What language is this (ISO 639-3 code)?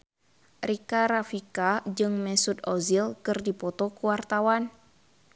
sun